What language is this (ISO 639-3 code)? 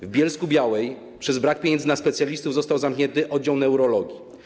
pol